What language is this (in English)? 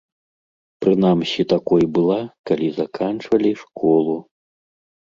Belarusian